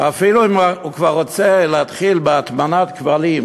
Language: Hebrew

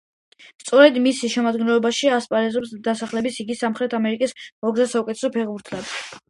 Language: Georgian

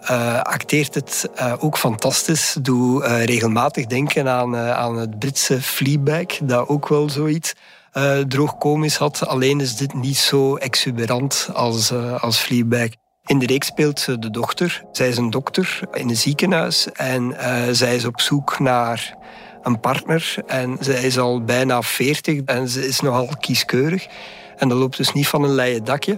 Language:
Dutch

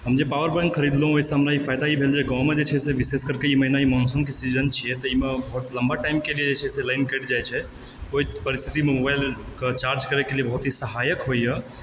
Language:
Maithili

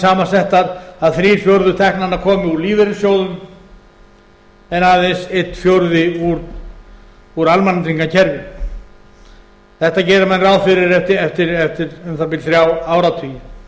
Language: Icelandic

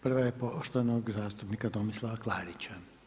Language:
Croatian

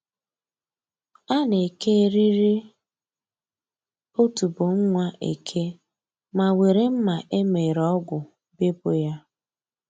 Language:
Igbo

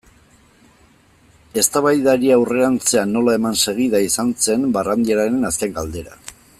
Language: Basque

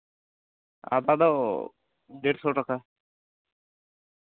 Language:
Santali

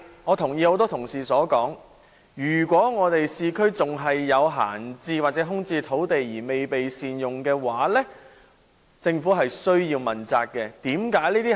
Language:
Cantonese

